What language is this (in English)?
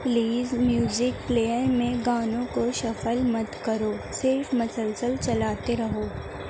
Urdu